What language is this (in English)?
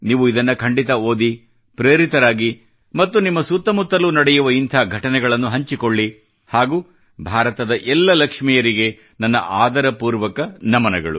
Kannada